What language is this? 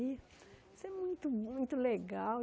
Portuguese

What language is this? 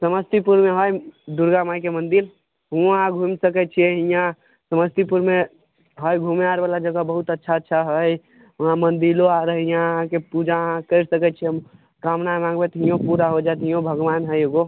Maithili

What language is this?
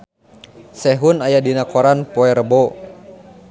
Sundanese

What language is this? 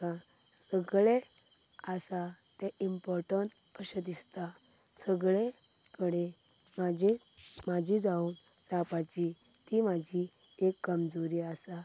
Konkani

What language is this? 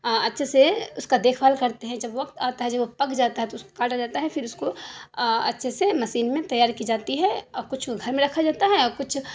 Urdu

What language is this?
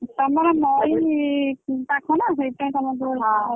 Odia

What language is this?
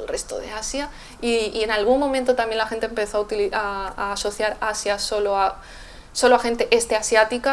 Spanish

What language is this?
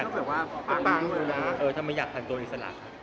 Thai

